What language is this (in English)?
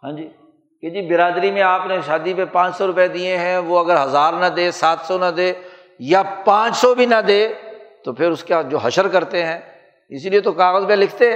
Urdu